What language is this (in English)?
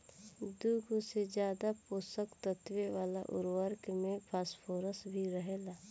Bhojpuri